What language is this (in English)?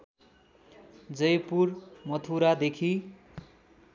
Nepali